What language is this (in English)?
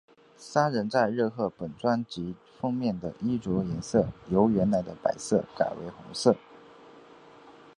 Chinese